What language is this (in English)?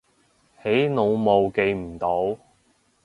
Cantonese